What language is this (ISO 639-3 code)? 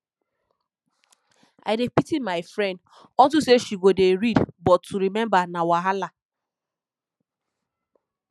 pcm